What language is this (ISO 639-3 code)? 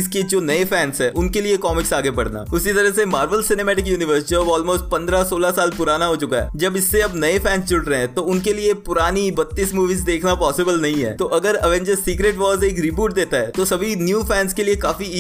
hin